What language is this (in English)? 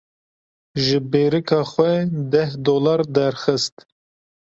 Kurdish